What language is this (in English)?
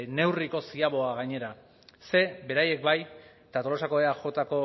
Basque